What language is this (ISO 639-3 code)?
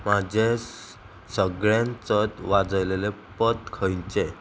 kok